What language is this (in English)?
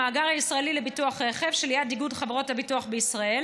Hebrew